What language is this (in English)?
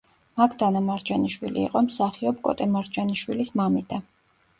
Georgian